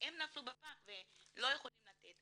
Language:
Hebrew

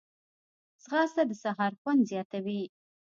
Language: Pashto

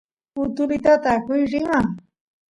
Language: Santiago del Estero Quichua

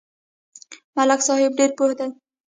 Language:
Pashto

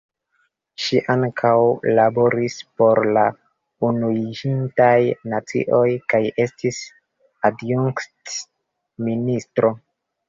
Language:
Esperanto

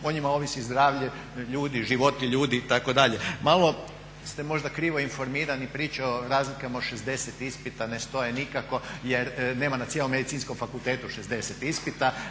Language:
Croatian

